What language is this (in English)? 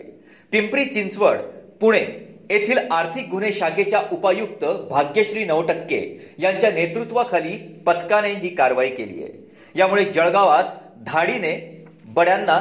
Marathi